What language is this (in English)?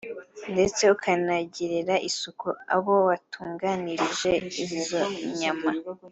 Kinyarwanda